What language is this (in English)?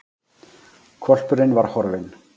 Icelandic